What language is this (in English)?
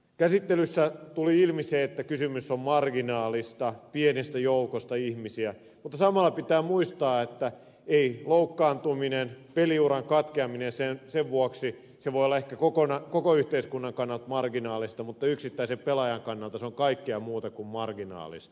Finnish